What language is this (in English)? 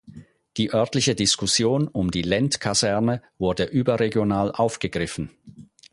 German